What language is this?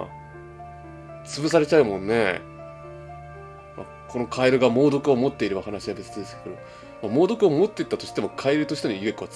Japanese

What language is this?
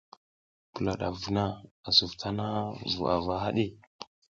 South Giziga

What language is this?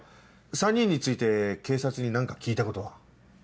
Japanese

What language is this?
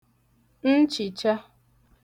Igbo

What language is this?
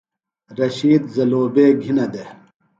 Phalura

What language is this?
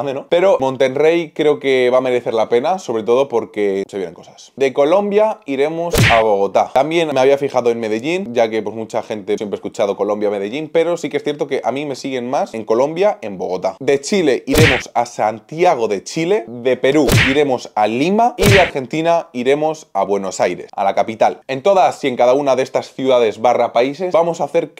Spanish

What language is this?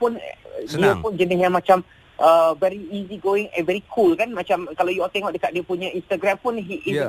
Malay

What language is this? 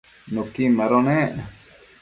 Matsés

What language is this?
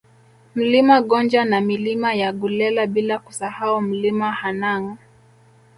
Swahili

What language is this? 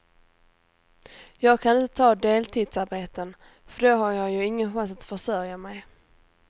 Swedish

